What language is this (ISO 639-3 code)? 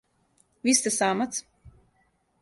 srp